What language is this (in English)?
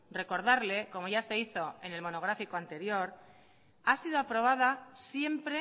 Spanish